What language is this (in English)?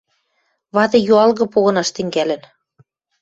Western Mari